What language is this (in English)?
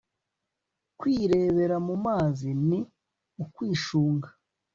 Kinyarwanda